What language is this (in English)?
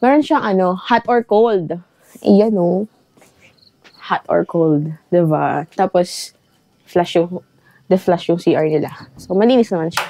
Filipino